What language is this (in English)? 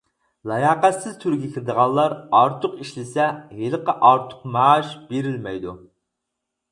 Uyghur